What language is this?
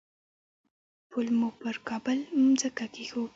Pashto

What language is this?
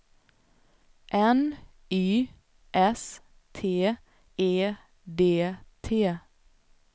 Swedish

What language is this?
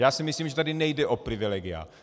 Czech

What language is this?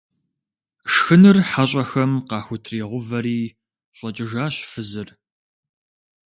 Kabardian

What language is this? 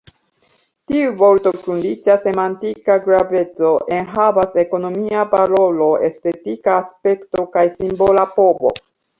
Esperanto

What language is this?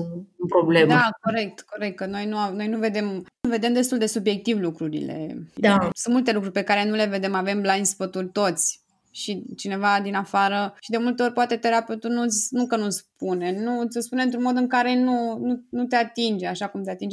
Romanian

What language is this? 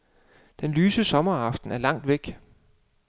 Danish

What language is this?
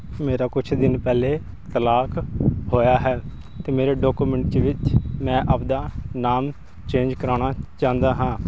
Punjabi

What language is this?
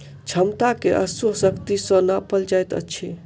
Maithili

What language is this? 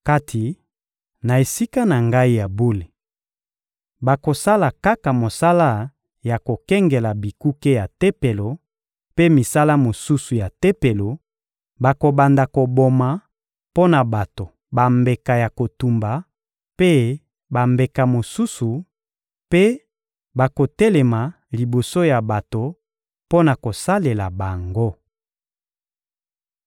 Lingala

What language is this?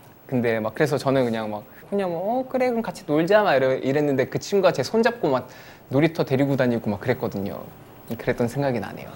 Korean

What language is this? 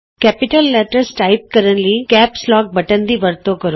Punjabi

